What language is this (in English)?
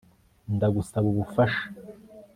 Kinyarwanda